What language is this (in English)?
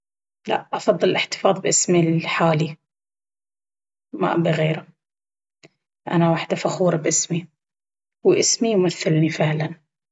Baharna Arabic